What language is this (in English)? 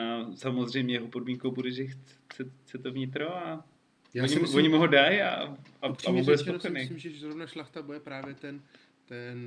Czech